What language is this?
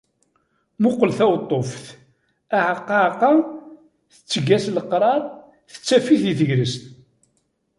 Kabyle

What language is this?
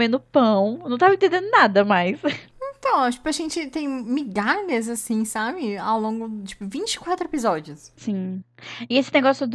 Portuguese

